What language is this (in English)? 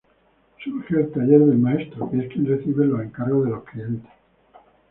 Spanish